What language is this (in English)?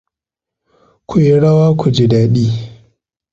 Hausa